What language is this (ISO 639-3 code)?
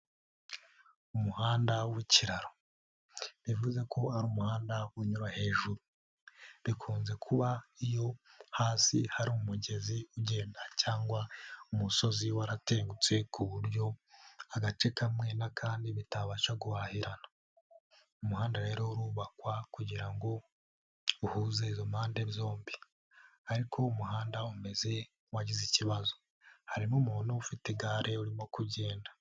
kin